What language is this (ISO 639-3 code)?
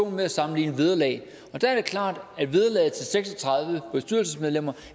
dan